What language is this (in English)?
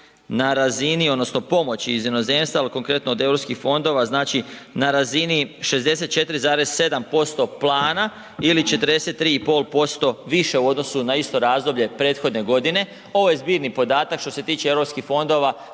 Croatian